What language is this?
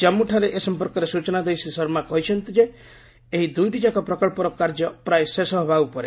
Odia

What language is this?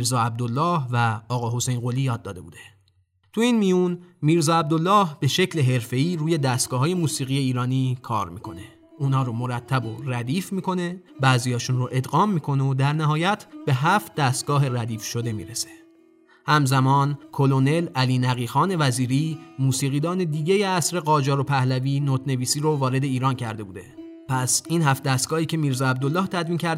Persian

